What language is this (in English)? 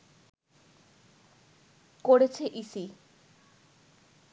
Bangla